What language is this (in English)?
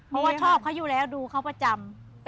Thai